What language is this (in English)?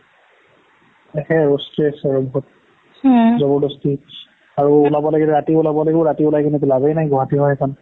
Assamese